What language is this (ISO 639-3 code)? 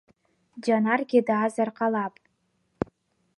abk